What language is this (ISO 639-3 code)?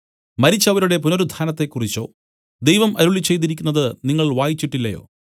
mal